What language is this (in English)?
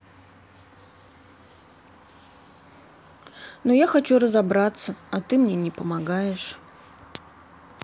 Russian